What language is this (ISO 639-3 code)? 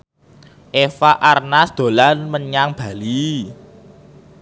jav